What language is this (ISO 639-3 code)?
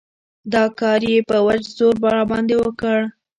pus